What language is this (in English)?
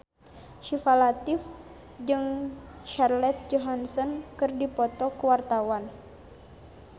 Sundanese